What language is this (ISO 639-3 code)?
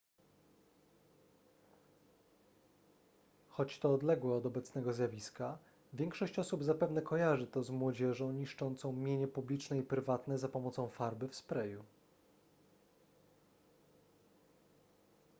pol